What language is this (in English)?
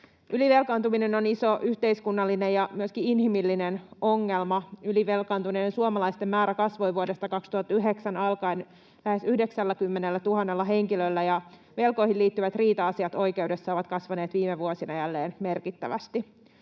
Finnish